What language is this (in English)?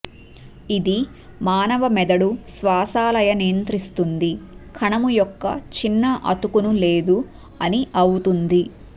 Telugu